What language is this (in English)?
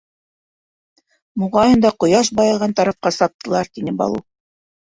Bashkir